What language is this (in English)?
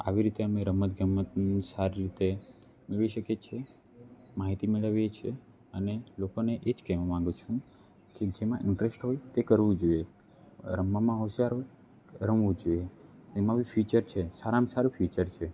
Gujarati